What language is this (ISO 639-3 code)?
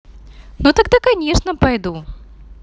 rus